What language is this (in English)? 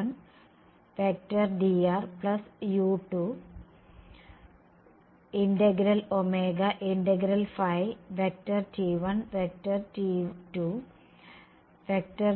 Malayalam